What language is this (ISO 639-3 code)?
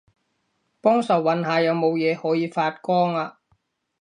yue